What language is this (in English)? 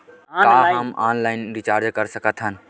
Chhattisgarhi